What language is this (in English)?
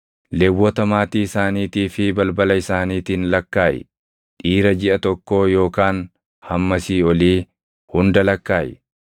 Oromo